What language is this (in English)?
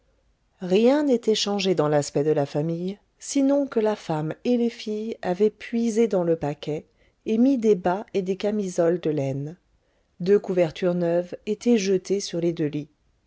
French